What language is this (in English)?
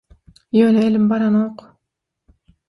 Turkmen